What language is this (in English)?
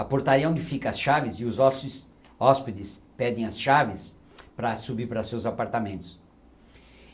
Portuguese